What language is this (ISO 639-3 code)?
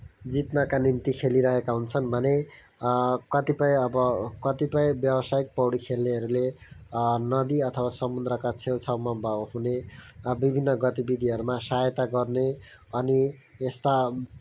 nep